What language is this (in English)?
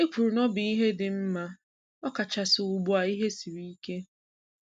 Igbo